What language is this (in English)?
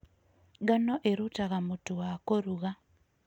Kikuyu